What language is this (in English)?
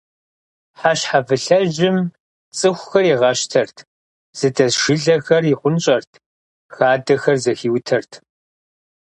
Kabardian